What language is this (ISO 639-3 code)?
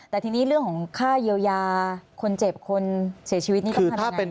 tha